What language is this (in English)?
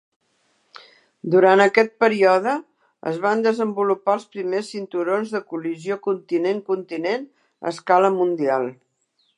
Catalan